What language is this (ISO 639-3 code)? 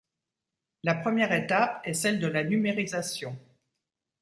fra